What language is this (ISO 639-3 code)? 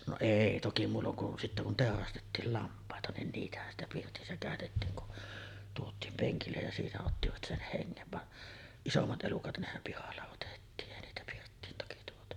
fin